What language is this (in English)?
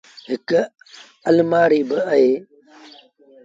Sindhi Bhil